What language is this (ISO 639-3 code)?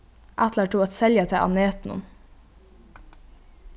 fao